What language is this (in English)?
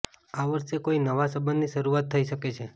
Gujarati